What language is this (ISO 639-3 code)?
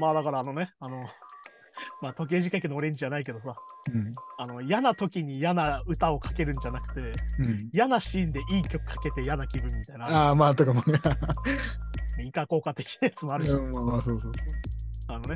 jpn